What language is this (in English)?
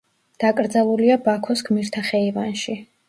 Georgian